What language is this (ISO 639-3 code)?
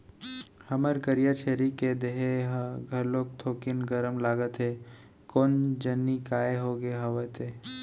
hne